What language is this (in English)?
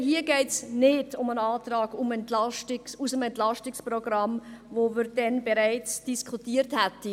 Swiss German